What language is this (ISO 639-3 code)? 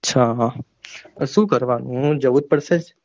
guj